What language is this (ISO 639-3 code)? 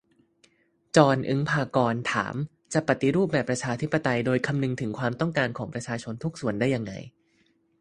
tha